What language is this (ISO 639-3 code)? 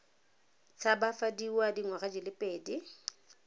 tsn